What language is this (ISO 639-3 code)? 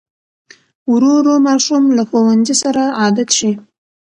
pus